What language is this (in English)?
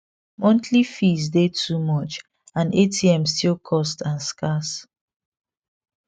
Nigerian Pidgin